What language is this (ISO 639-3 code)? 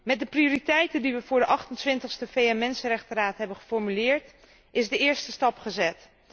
nld